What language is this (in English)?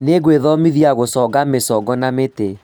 Kikuyu